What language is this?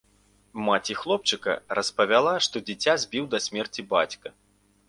Belarusian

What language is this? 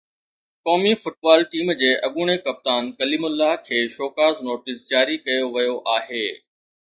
Sindhi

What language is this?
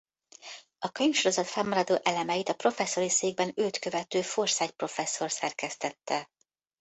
Hungarian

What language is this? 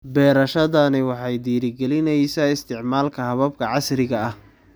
Somali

